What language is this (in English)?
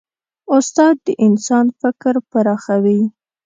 Pashto